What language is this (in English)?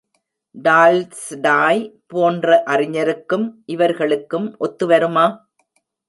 Tamil